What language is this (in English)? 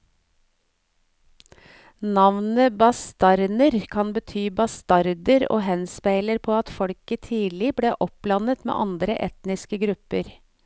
Norwegian